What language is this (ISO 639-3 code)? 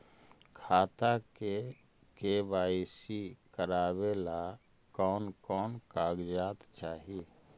mag